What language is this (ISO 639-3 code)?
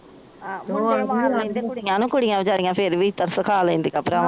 pan